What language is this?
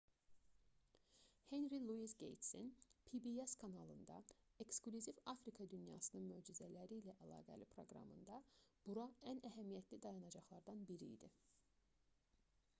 Azerbaijani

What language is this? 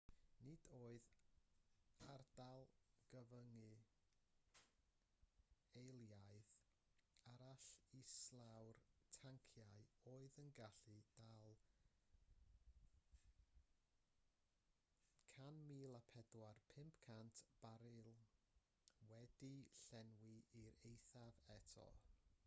Welsh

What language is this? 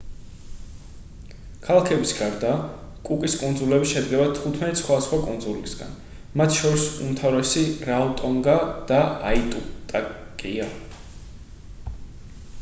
Georgian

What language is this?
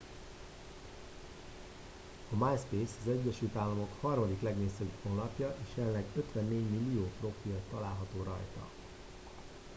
Hungarian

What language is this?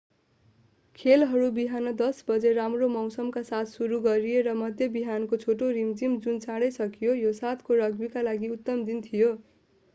Nepali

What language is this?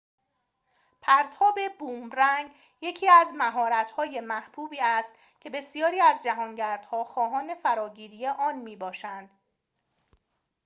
Persian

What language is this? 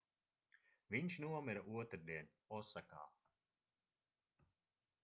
Latvian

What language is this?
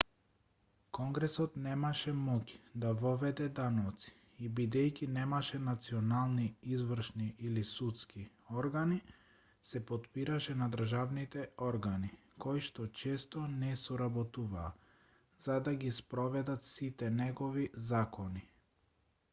Macedonian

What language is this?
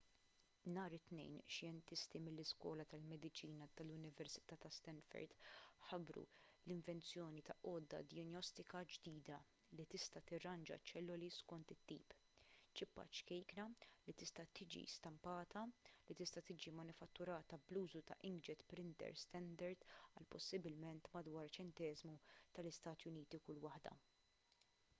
Maltese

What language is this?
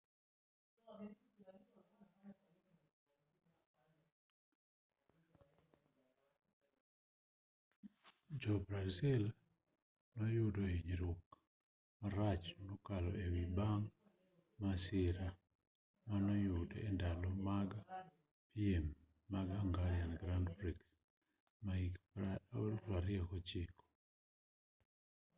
Luo (Kenya and Tanzania)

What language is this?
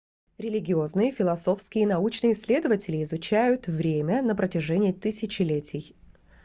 Russian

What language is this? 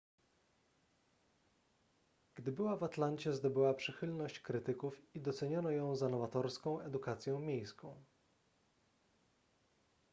Polish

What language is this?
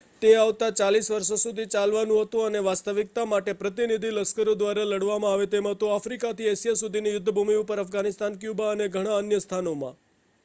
Gujarati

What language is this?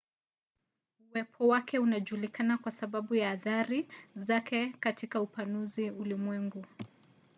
Swahili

